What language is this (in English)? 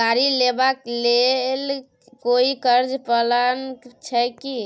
Maithili